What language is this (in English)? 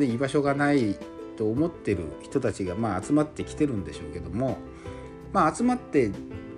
Japanese